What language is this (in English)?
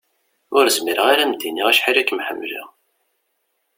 Kabyle